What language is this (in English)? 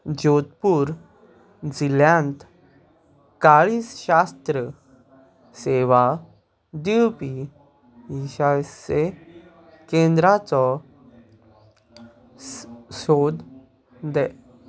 Konkani